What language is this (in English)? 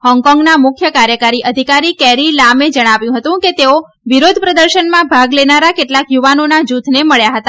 Gujarati